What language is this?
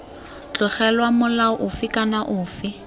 Tswana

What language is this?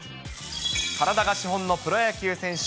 Japanese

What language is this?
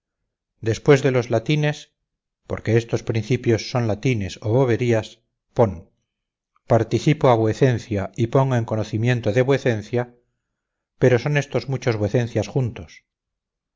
Spanish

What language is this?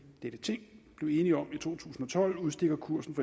Danish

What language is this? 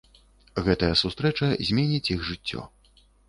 Belarusian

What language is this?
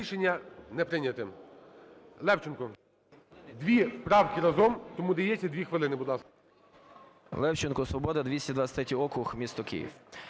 Ukrainian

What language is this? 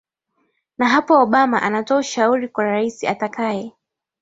Swahili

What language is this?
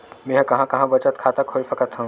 Chhattisgarhi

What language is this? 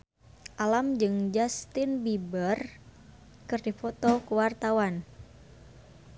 Sundanese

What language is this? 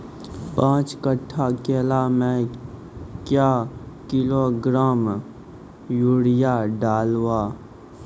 Maithili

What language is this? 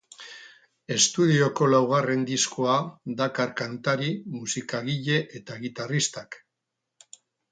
Basque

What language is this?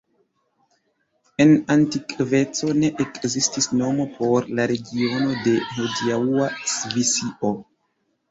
Esperanto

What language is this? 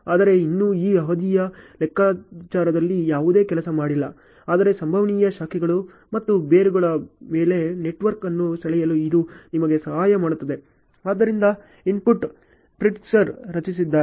Kannada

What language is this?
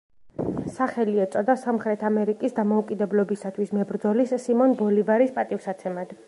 Georgian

